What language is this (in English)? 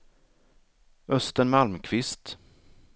Swedish